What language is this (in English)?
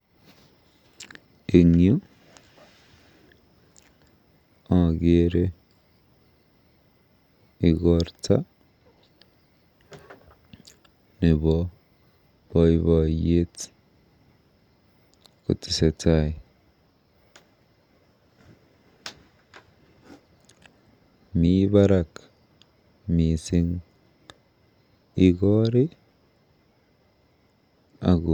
Kalenjin